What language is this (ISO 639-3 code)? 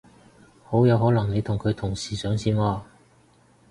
yue